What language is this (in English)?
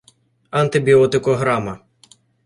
Ukrainian